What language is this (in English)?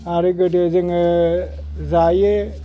Bodo